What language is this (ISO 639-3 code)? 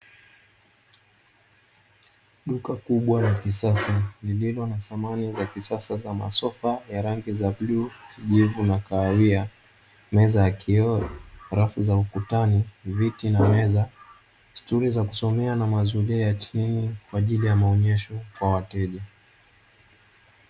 swa